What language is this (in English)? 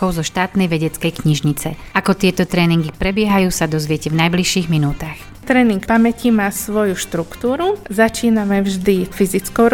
Slovak